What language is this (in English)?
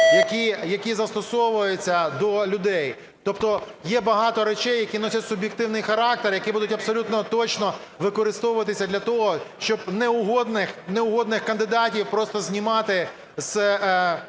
Ukrainian